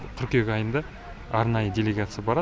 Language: Kazakh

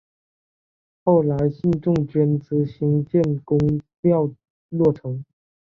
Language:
Chinese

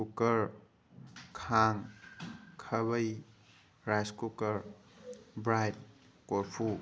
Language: Manipuri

